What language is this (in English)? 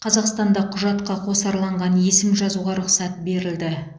Kazakh